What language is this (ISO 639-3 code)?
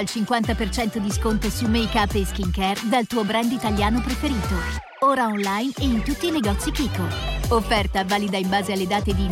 ita